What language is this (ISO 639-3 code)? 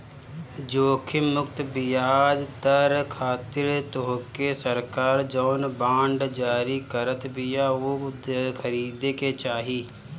bho